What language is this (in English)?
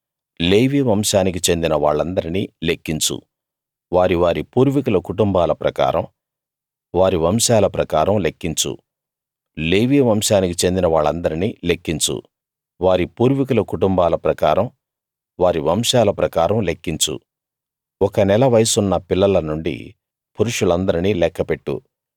Telugu